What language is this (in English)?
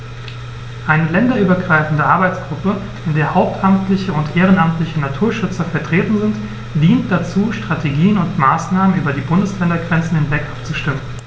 German